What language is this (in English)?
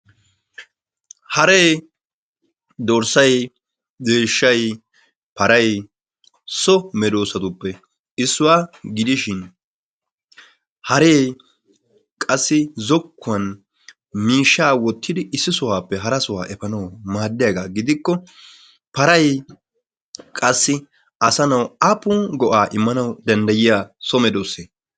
Wolaytta